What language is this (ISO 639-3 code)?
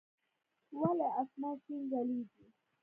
pus